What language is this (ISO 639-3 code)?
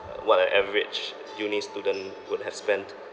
eng